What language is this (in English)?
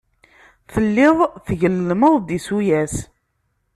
Kabyle